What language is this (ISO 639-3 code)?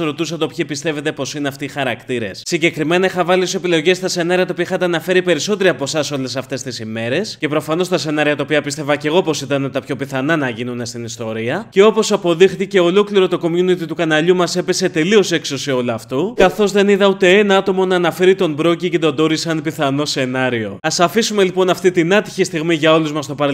ell